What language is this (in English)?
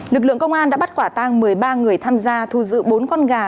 Vietnamese